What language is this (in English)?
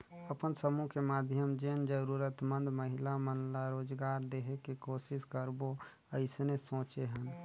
Chhattisgarhi